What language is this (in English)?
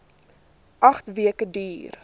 Afrikaans